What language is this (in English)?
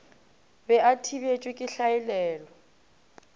Northern Sotho